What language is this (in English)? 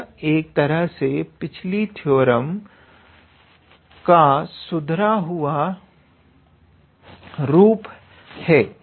Hindi